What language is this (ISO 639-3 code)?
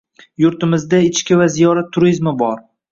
uzb